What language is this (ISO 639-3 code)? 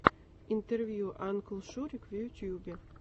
rus